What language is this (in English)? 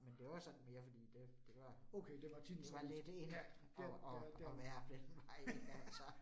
Danish